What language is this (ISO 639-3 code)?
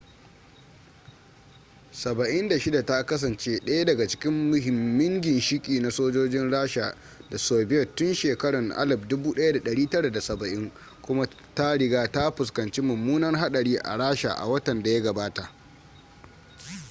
hau